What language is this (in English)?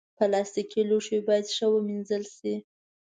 Pashto